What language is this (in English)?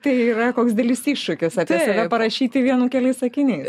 Lithuanian